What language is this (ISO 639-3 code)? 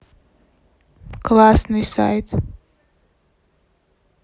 rus